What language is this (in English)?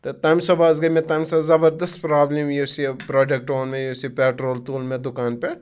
Kashmiri